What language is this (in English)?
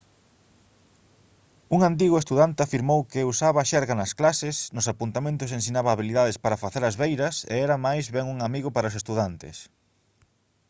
Galician